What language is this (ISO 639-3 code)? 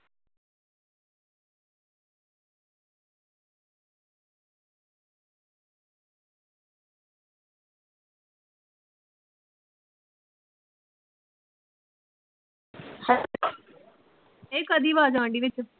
pan